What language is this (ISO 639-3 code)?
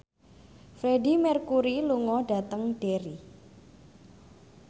jav